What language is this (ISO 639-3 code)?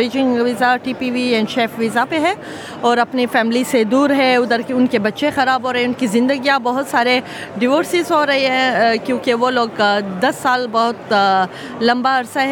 urd